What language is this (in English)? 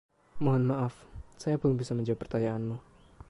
Indonesian